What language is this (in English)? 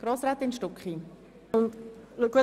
Swiss German